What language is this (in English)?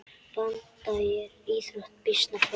Icelandic